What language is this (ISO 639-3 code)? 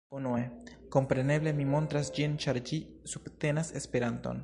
epo